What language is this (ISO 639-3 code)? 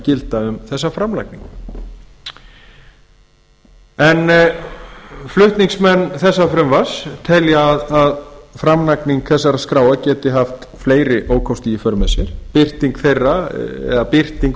isl